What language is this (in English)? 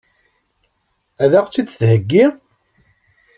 Kabyle